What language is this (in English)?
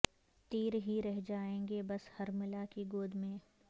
Urdu